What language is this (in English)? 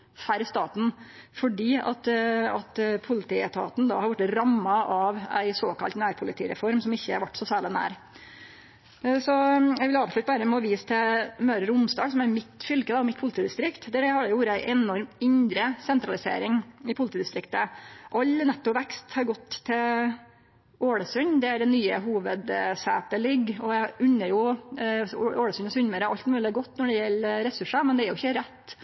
Norwegian Nynorsk